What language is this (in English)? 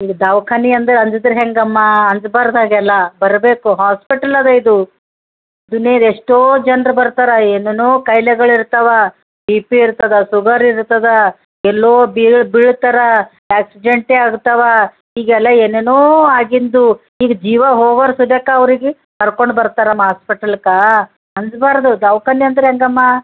Kannada